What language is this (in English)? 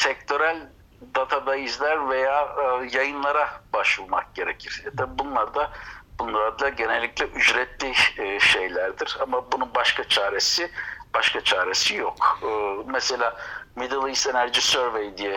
Turkish